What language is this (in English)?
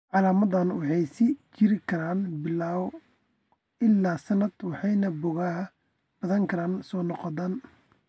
Somali